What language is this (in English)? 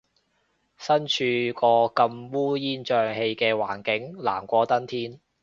Cantonese